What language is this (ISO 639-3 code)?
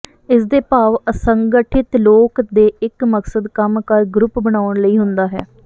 pan